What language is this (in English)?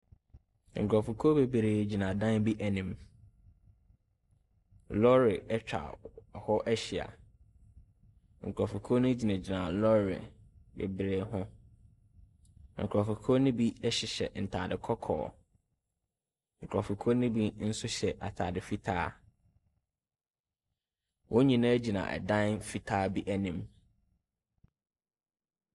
Akan